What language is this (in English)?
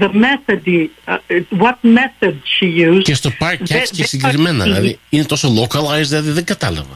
Greek